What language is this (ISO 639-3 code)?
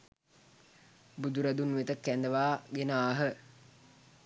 sin